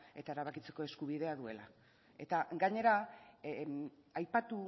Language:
Basque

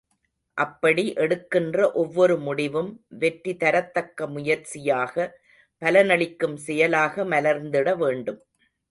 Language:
Tamil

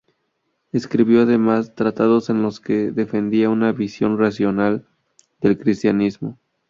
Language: Spanish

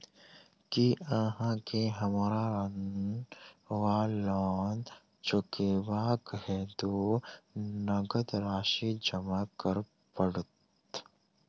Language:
Maithili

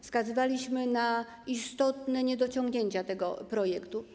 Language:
Polish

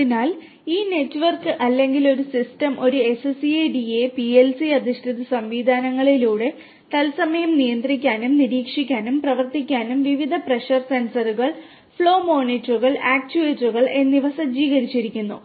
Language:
Malayalam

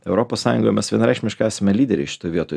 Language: Lithuanian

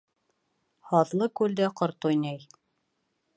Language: Bashkir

